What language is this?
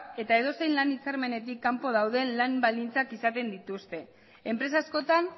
Basque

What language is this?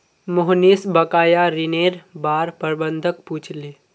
Magahi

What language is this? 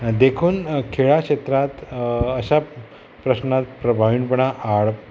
Konkani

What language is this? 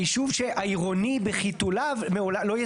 Hebrew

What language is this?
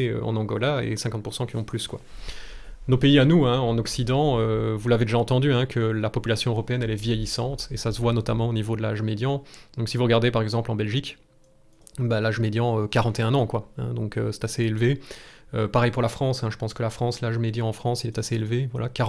French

